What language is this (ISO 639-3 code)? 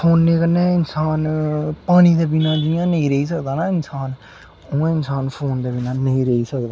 doi